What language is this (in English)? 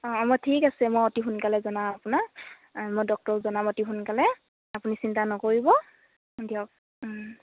Assamese